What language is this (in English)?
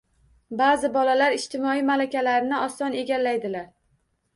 Uzbek